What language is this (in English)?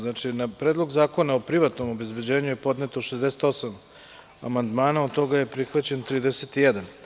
Serbian